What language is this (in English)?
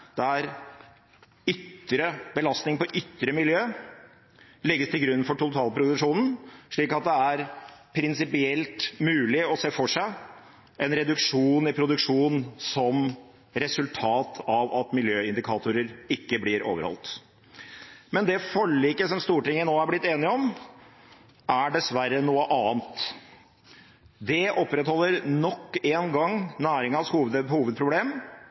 Norwegian Bokmål